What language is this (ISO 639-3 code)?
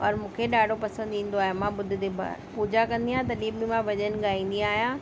snd